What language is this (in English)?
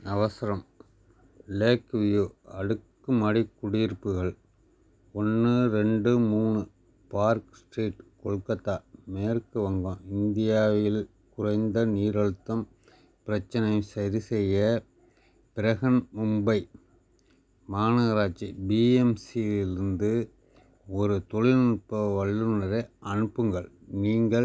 Tamil